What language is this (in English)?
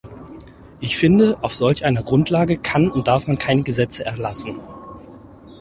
German